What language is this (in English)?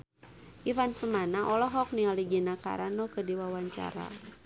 Sundanese